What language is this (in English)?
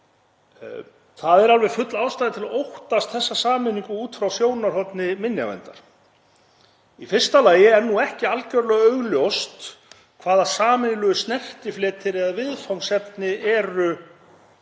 Icelandic